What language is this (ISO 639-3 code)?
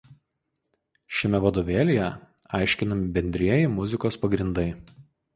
lit